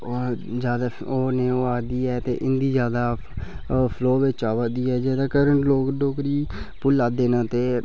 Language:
Dogri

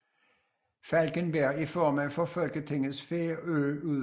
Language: Danish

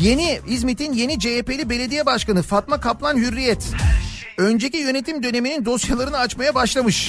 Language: Turkish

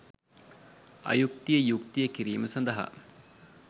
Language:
Sinhala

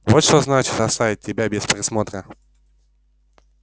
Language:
Russian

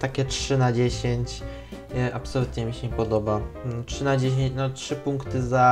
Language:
Polish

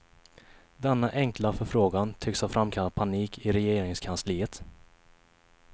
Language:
Swedish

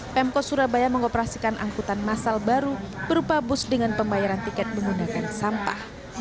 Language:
Indonesian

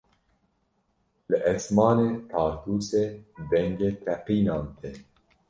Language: Kurdish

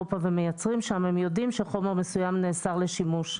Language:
Hebrew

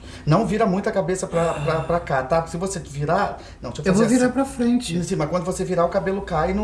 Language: Portuguese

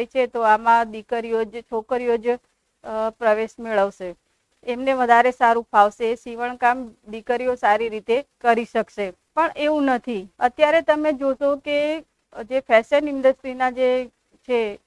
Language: Hindi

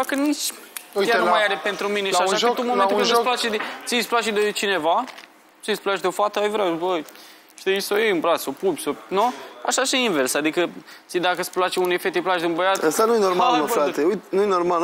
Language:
Romanian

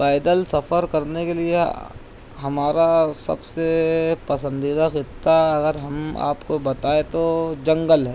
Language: Urdu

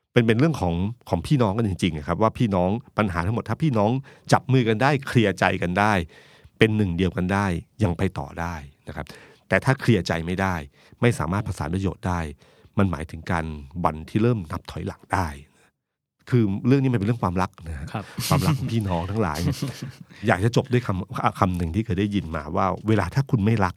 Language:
Thai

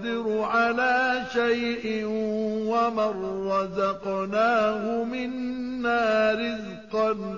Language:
Arabic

